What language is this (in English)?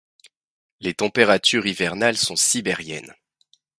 French